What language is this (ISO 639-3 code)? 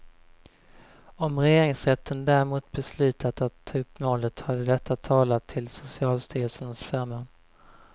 swe